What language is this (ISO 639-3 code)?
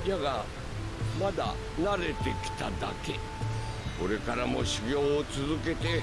jpn